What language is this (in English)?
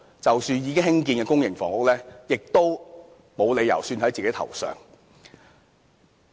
Cantonese